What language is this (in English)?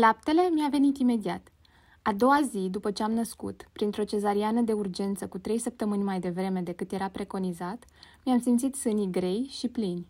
Romanian